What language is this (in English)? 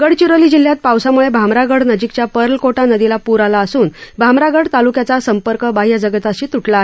Marathi